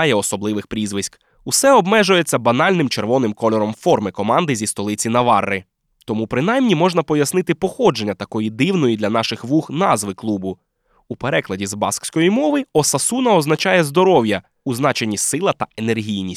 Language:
Ukrainian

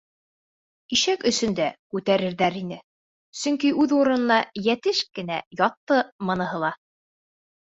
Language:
Bashkir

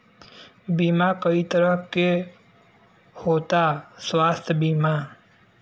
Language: Bhojpuri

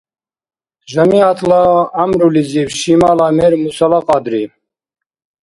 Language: Dargwa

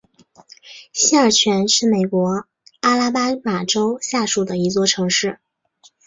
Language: Chinese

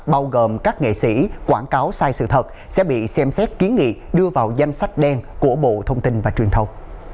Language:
Vietnamese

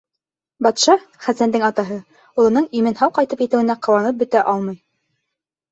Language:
Bashkir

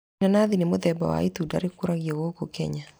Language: Kikuyu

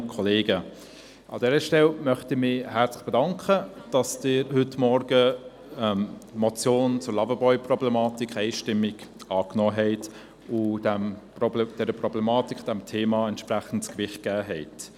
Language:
Swiss German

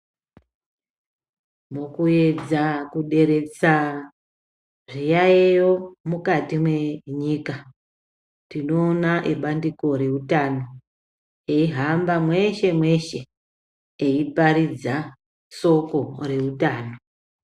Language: Ndau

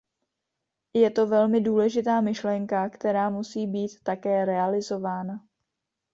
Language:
Czech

